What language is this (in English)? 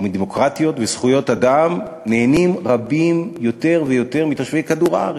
Hebrew